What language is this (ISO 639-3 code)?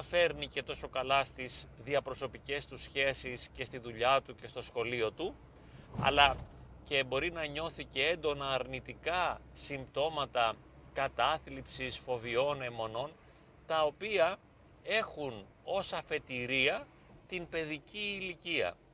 ell